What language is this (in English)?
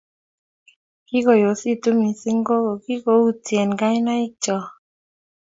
Kalenjin